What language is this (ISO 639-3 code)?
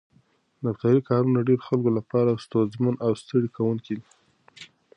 pus